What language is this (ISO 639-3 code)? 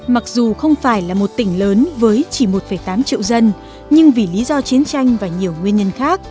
vie